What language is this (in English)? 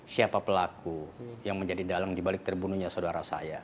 Indonesian